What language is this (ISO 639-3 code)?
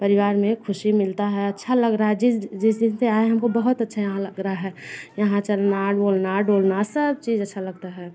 hin